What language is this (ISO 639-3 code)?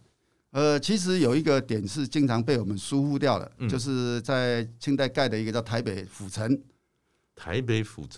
zho